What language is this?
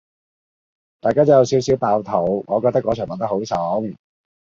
Cantonese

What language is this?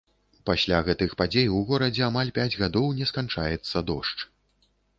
Belarusian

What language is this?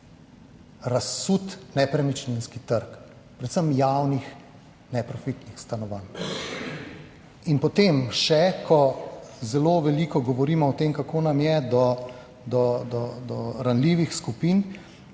Slovenian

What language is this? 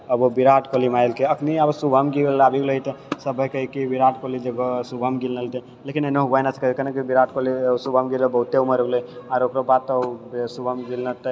Maithili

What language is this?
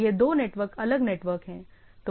Hindi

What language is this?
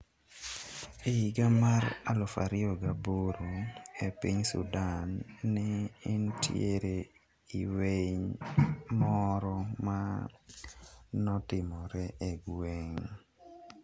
Luo (Kenya and Tanzania)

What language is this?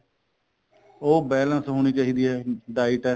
Punjabi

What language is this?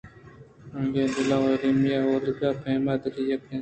Eastern Balochi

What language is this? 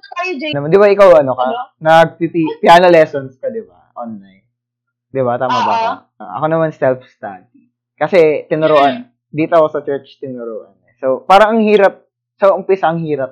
Filipino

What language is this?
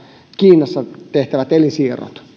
Finnish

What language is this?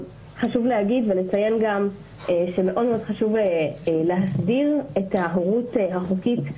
Hebrew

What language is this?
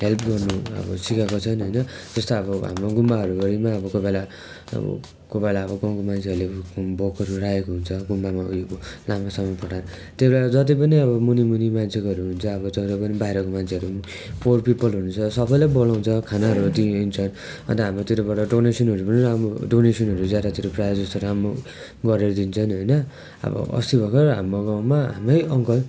Nepali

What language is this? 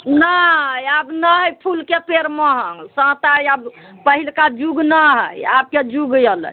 Maithili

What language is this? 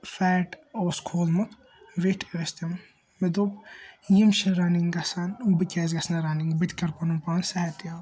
Kashmiri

